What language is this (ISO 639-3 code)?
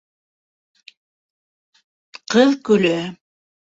bak